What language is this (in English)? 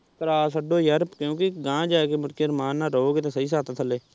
Punjabi